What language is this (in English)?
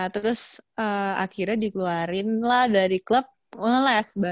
Indonesian